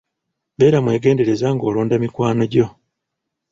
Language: Ganda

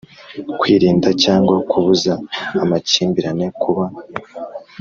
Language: Kinyarwanda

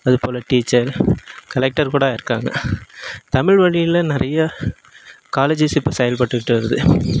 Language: Tamil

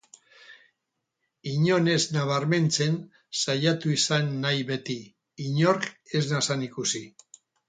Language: Basque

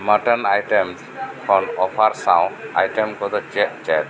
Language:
Santali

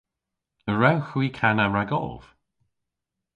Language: Cornish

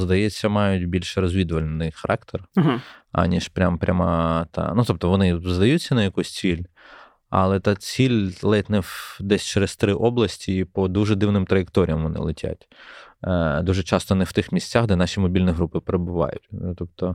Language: Ukrainian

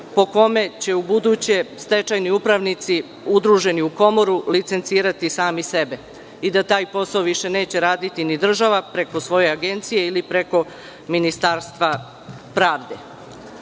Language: Serbian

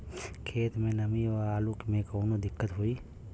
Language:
Bhojpuri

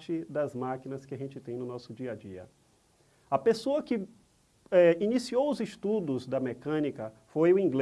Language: Portuguese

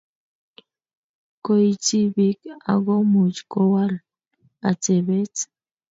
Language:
Kalenjin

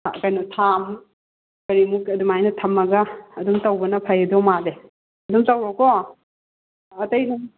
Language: Manipuri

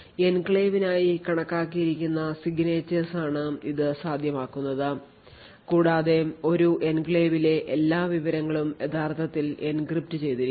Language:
Malayalam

